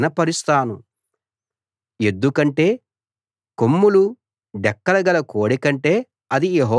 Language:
Telugu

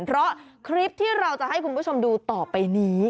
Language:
Thai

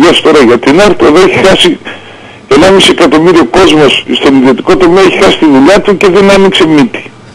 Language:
Greek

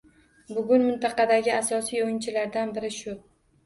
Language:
Uzbek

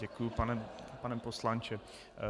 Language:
Czech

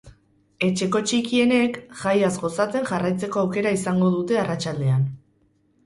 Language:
Basque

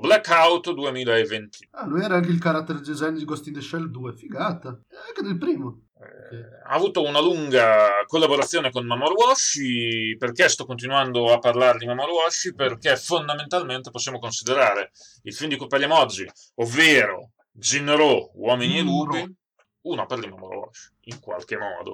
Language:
Italian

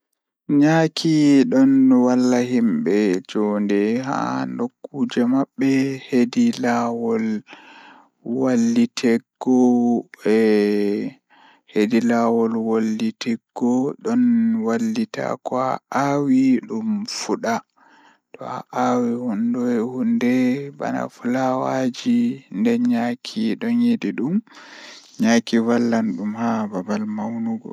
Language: Fula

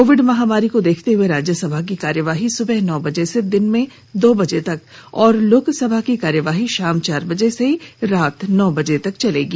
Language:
Hindi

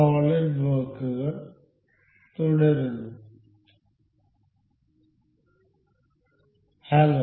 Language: Malayalam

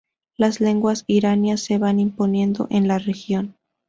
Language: Spanish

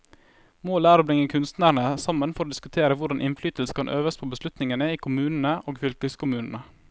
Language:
Norwegian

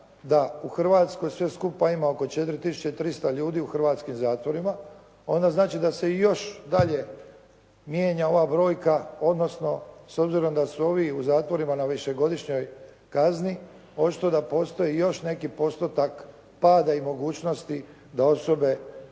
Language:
Croatian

